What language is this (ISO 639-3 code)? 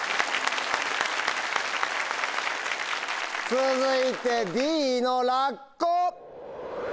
jpn